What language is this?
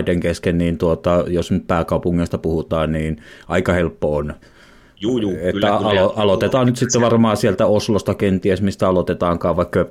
Finnish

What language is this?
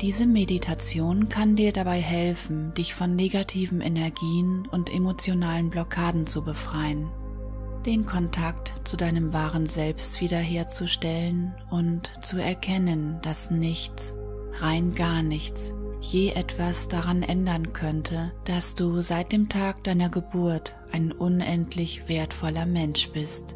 German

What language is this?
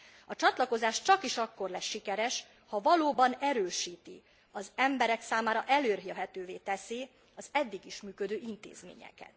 Hungarian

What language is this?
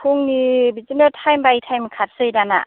Bodo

